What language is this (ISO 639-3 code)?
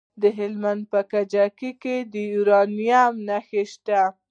pus